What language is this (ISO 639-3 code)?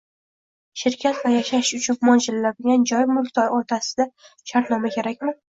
uzb